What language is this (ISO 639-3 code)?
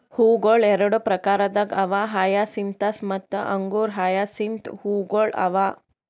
kan